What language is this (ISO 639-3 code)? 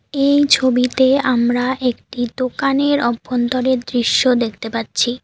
ben